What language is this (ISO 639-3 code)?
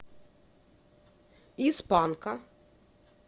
rus